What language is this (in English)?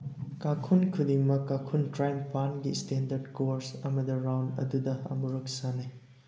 Manipuri